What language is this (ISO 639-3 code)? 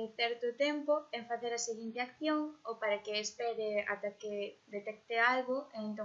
spa